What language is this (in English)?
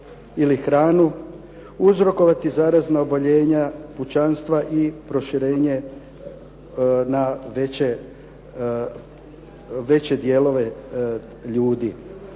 Croatian